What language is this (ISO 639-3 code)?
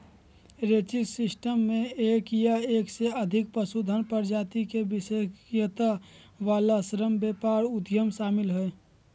mag